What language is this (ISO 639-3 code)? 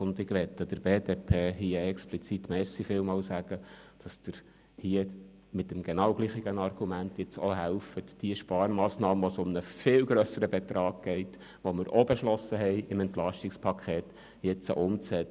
gsw